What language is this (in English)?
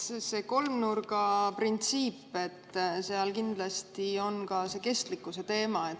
Estonian